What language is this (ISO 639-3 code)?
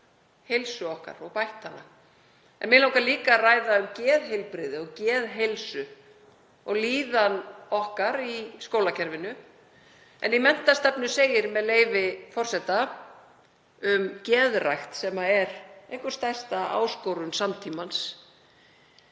isl